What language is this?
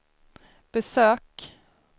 Swedish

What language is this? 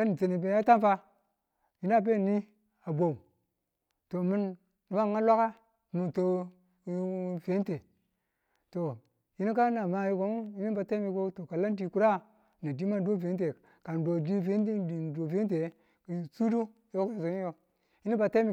Tula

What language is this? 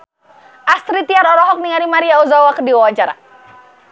Sundanese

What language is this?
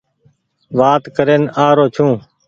Goaria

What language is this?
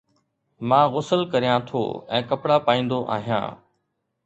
Sindhi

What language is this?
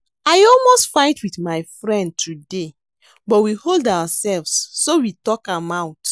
Nigerian Pidgin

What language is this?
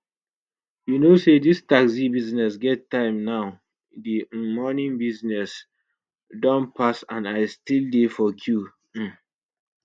Nigerian Pidgin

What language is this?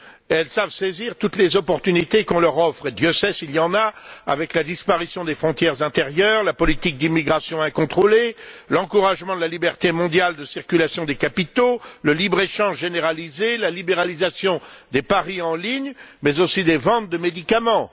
French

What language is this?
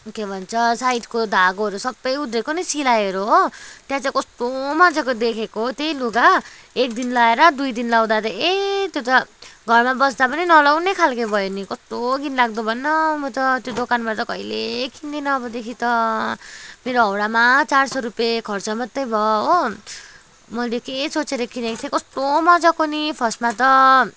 Nepali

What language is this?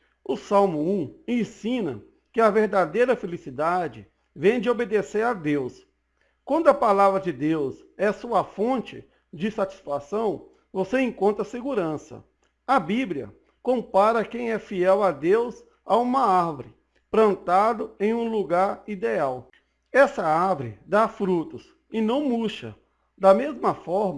Portuguese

